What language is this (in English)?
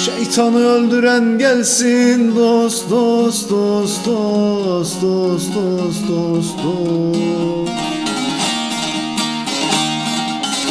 Turkish